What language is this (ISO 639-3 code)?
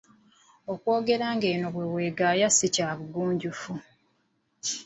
lug